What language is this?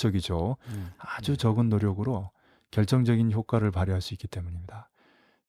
Korean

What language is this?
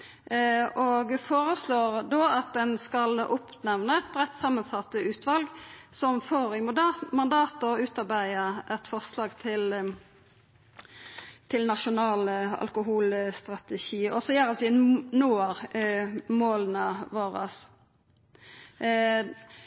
Norwegian Nynorsk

